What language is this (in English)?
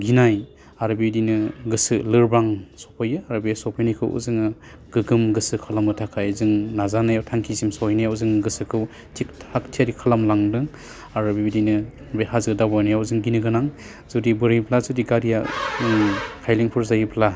Bodo